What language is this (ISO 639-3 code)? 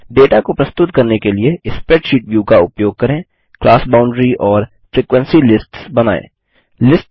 hin